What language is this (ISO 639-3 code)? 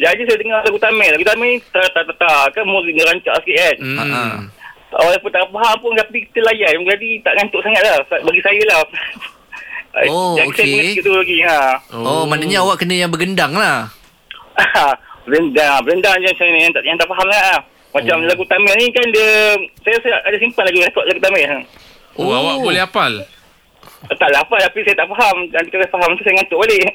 msa